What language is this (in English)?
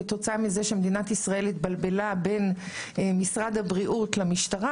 Hebrew